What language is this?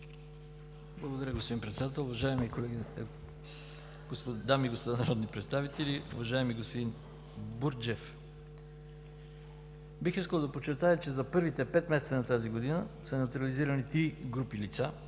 Bulgarian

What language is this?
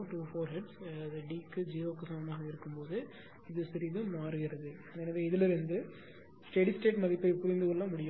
Tamil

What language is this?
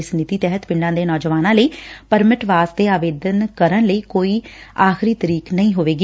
Punjabi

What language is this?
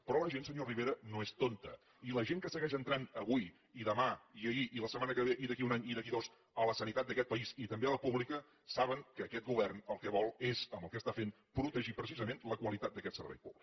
Catalan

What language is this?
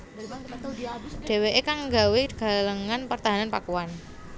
Javanese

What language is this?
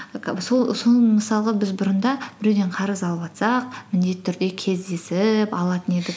Kazakh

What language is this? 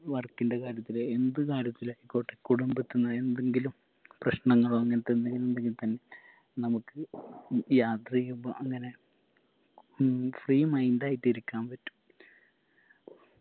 Malayalam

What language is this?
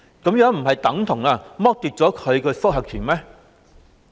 Cantonese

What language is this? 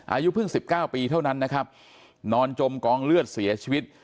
Thai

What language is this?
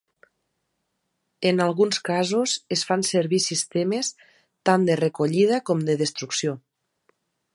Catalan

